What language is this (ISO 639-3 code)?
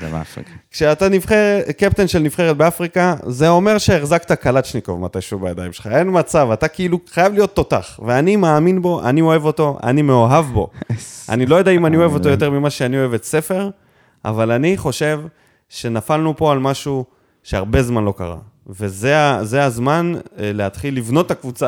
heb